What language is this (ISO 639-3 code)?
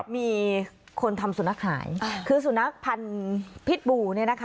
tha